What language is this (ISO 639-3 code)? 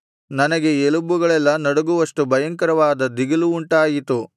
kan